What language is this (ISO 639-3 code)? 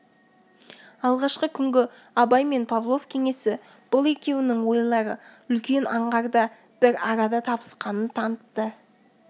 kaz